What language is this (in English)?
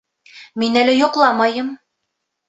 Bashkir